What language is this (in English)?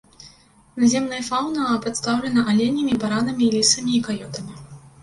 Belarusian